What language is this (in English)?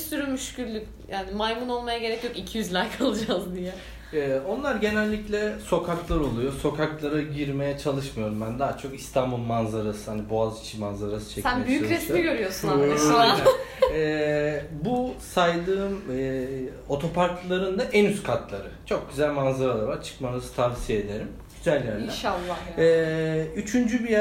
Turkish